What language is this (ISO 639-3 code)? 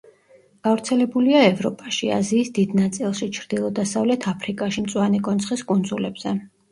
kat